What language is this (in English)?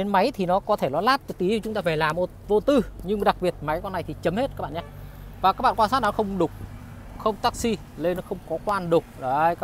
Vietnamese